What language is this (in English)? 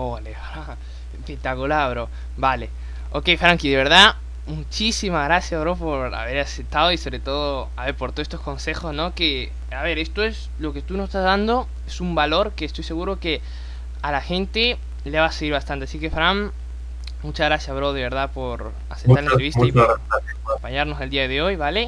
Spanish